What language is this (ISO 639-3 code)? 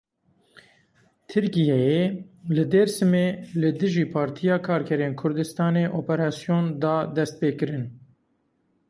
kur